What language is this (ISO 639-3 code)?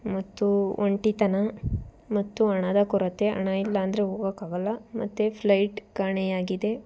kan